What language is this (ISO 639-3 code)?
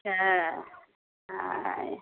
mai